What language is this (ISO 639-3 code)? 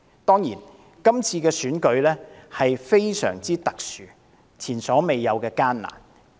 yue